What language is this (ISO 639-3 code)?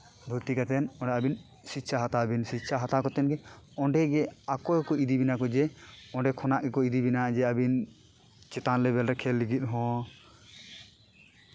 sat